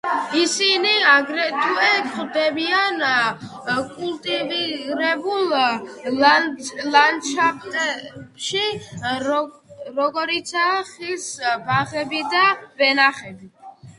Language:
Georgian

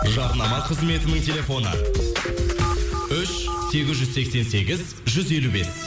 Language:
Kazakh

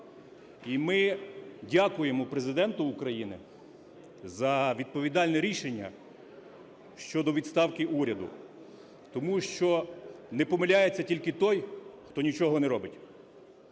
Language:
Ukrainian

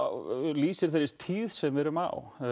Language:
Icelandic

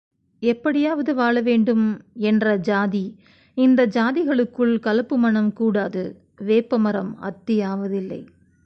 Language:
Tamil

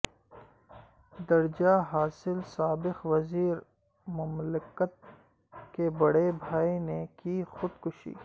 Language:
Urdu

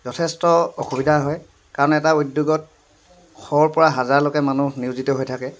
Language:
Assamese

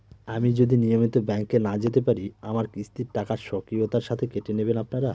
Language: Bangla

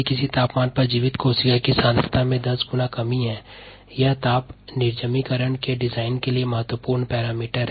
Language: Hindi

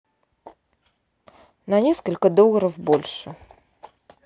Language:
Russian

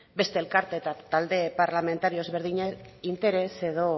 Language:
Basque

